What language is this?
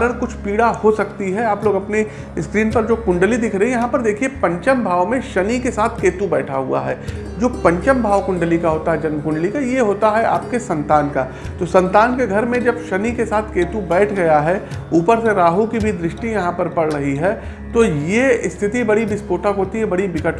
Hindi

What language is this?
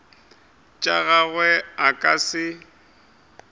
Northern Sotho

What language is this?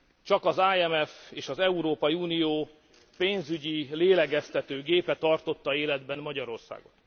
Hungarian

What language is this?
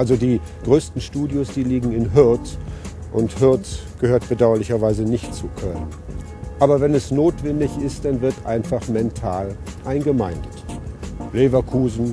German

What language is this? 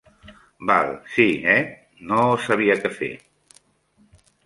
Catalan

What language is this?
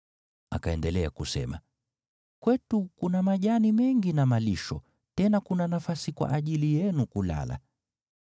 Swahili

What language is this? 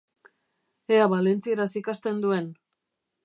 Basque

